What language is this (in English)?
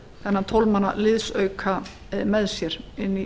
Icelandic